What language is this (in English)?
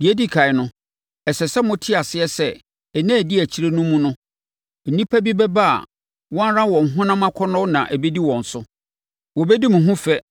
Akan